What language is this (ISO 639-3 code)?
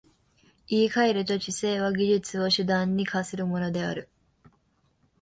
jpn